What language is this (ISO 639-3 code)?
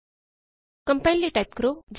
pan